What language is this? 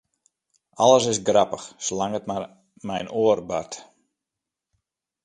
Western Frisian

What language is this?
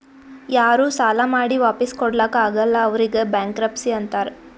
Kannada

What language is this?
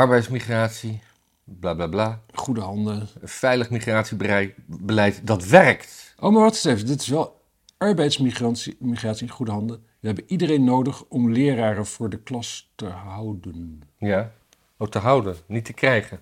Dutch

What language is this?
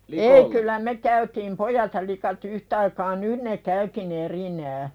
Finnish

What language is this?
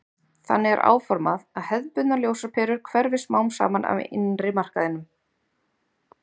Icelandic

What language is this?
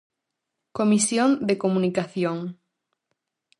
Galician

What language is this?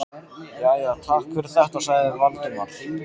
Icelandic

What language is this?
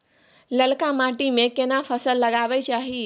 Maithili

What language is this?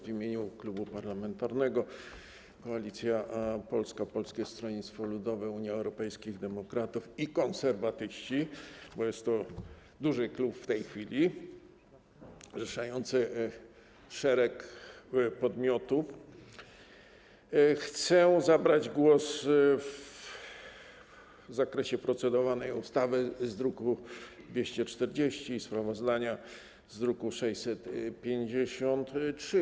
Polish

